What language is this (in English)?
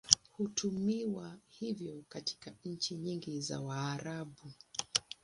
Swahili